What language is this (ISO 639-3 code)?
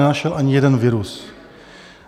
ces